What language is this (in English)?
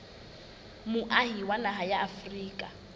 Southern Sotho